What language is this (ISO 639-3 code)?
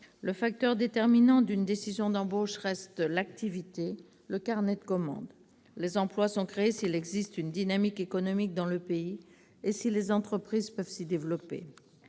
fra